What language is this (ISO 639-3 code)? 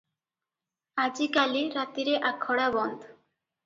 ori